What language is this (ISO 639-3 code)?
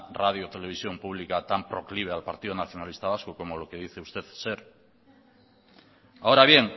spa